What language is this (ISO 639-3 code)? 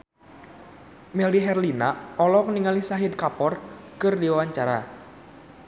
sun